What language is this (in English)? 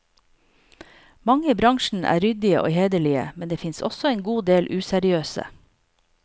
Norwegian